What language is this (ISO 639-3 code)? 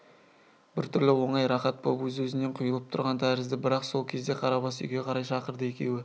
kaz